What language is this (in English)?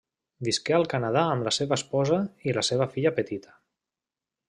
Catalan